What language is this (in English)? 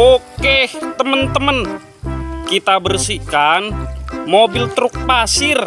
Indonesian